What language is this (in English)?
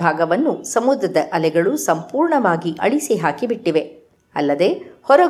Kannada